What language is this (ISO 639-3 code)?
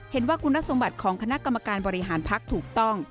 tha